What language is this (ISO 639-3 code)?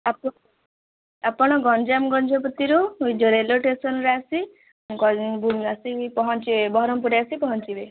ori